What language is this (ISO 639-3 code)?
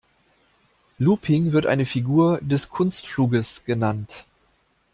deu